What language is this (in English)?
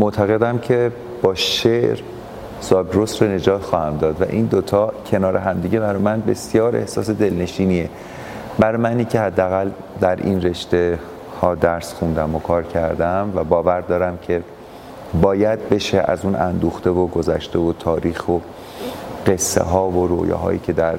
Persian